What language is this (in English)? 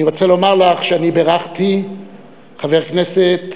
Hebrew